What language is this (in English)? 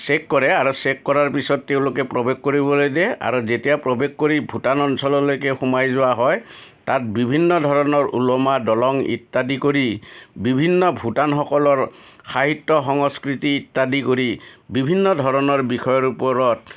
Assamese